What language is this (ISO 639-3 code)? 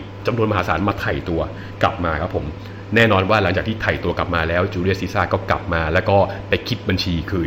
tha